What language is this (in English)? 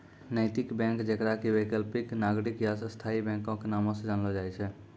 Maithili